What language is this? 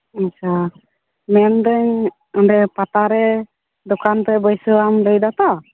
Santali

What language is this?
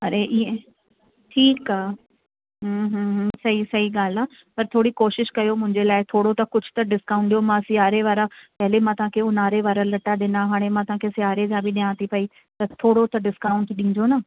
Sindhi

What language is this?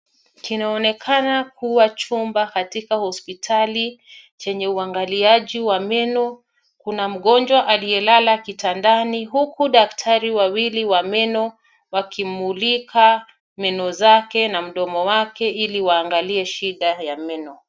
Swahili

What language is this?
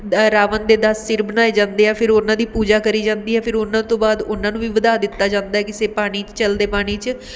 Punjabi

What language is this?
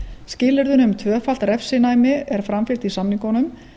Icelandic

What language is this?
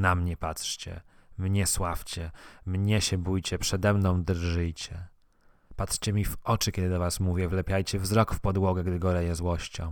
Polish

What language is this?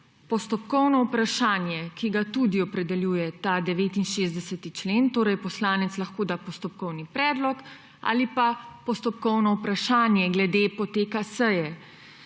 Slovenian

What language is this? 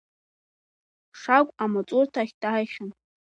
Abkhazian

